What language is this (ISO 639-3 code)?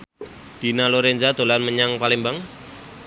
jav